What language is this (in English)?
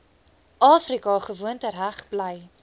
Afrikaans